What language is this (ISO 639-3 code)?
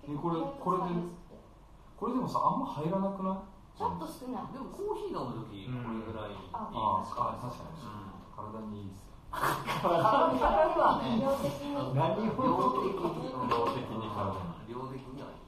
jpn